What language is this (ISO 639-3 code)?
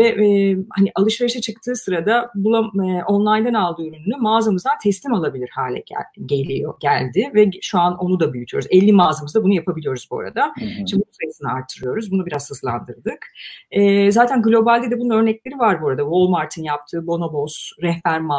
tur